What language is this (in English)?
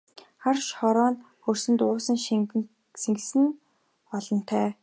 Mongolian